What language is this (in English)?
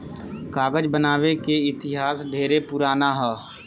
Bhojpuri